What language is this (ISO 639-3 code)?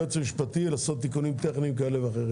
heb